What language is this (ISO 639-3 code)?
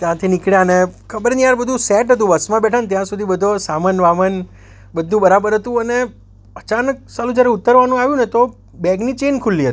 guj